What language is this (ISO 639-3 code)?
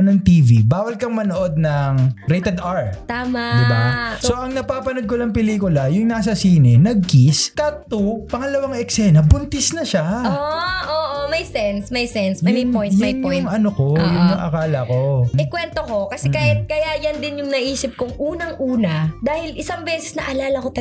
fil